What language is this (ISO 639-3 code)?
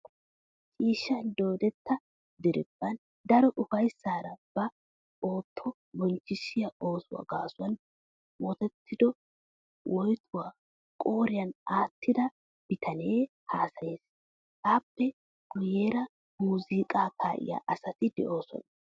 wal